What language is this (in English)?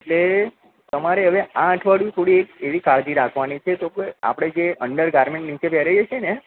Gujarati